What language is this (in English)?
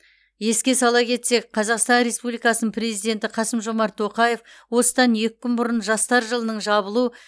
Kazakh